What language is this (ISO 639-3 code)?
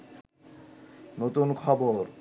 ben